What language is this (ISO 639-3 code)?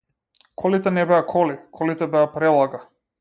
mkd